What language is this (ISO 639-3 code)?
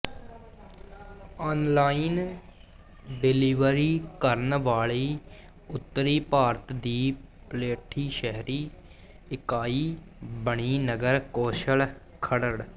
pan